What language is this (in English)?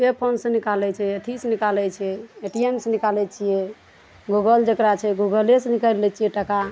Maithili